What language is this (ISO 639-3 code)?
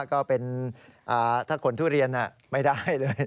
tha